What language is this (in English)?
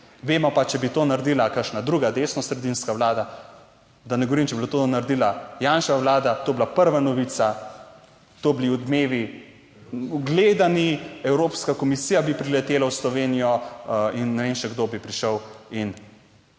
Slovenian